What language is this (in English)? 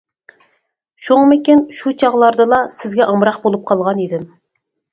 Uyghur